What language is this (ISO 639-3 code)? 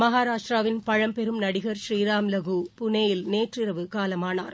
tam